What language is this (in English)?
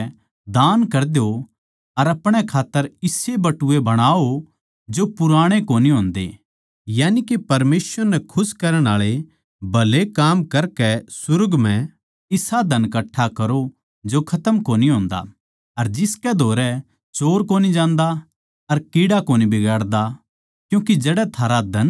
Haryanvi